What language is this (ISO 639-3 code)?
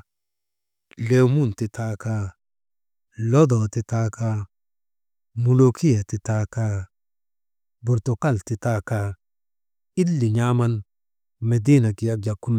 mde